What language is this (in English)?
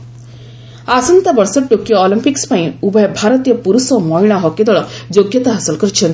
Odia